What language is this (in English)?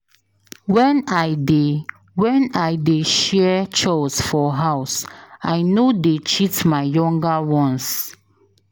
Nigerian Pidgin